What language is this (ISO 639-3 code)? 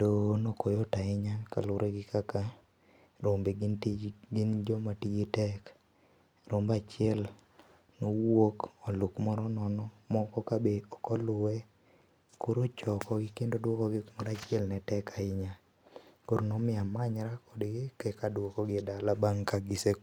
luo